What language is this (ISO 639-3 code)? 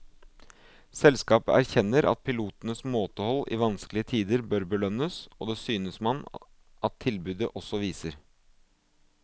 nor